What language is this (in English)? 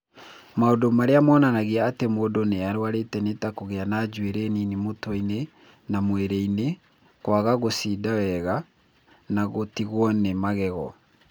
Kikuyu